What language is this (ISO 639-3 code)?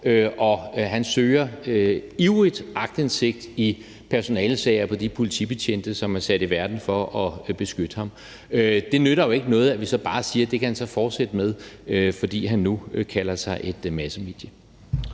dan